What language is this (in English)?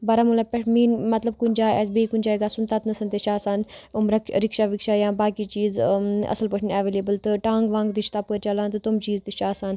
Kashmiri